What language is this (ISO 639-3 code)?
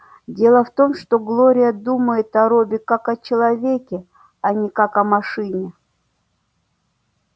rus